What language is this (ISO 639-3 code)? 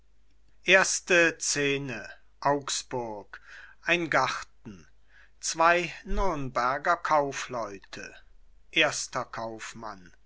deu